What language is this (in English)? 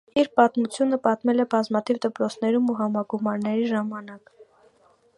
Armenian